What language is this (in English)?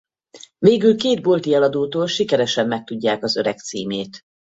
Hungarian